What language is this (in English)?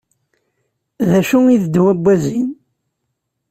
Kabyle